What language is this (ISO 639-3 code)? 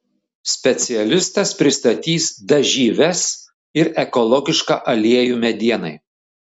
lit